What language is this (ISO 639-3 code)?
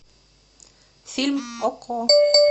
rus